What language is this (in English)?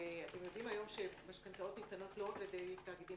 Hebrew